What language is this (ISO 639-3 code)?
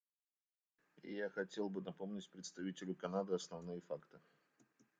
rus